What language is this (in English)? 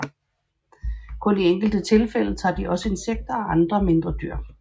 Danish